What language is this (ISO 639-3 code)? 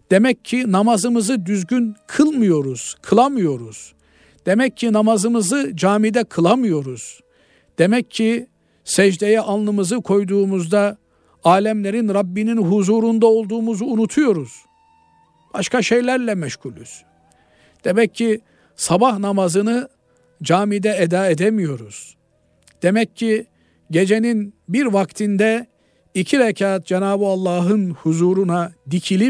tur